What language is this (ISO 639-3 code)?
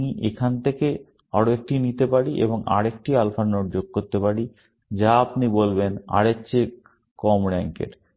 ben